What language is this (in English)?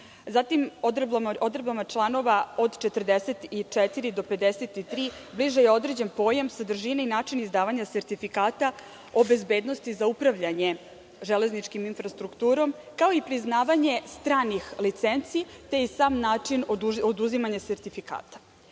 Serbian